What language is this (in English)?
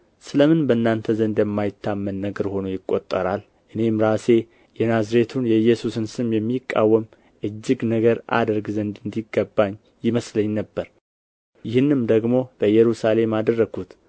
Amharic